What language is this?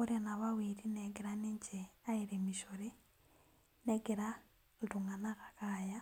Masai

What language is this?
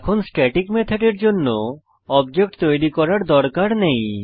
Bangla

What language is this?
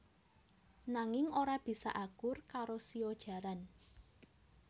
Javanese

